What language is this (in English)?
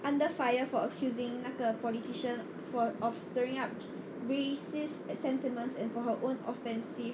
English